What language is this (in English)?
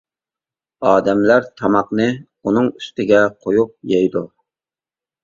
Uyghur